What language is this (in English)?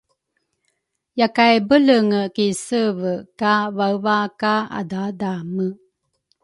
Rukai